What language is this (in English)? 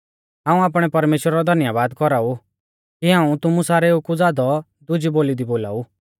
Mahasu Pahari